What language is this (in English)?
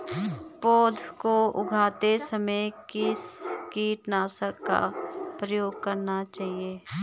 Hindi